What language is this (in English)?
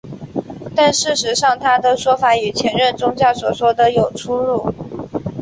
Chinese